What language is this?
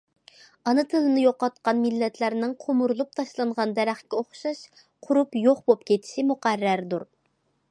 Uyghur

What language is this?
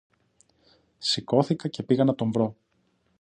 Greek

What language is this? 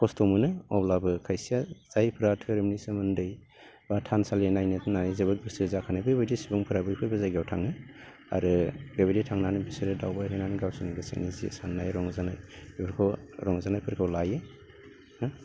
Bodo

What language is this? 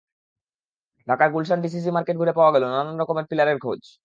Bangla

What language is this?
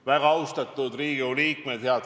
Estonian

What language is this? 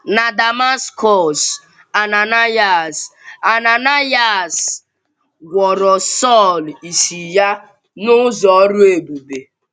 Igbo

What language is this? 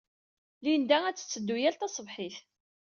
Kabyle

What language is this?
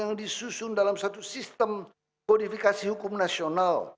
Indonesian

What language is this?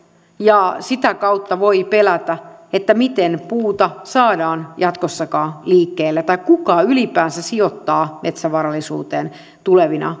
Finnish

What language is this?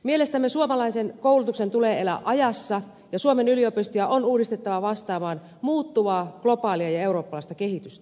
Finnish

